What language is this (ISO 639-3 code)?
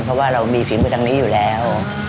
tha